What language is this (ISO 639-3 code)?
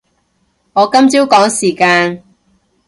yue